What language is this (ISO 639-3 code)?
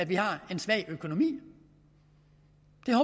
dan